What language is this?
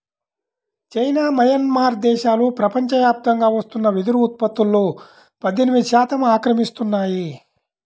Telugu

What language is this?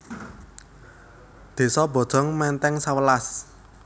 Javanese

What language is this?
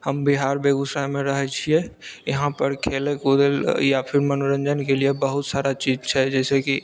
Maithili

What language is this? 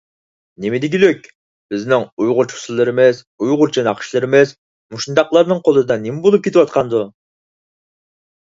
Uyghur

